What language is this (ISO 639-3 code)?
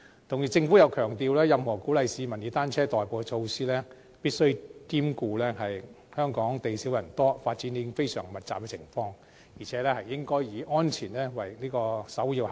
yue